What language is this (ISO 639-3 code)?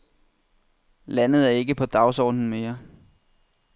dan